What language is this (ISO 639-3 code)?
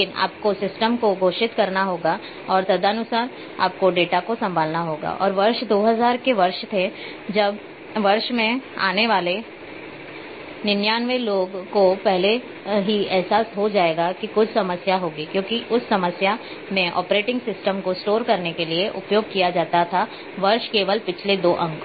hin